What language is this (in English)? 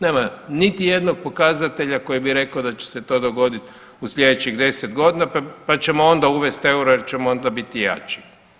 Croatian